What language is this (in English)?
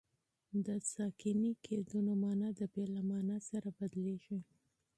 Pashto